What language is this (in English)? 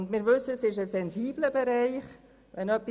Swiss German